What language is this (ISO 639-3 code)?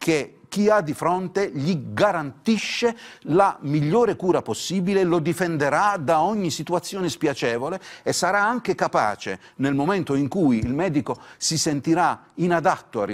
ita